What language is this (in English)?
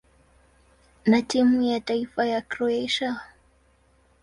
Swahili